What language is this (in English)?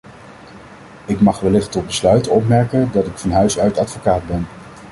Dutch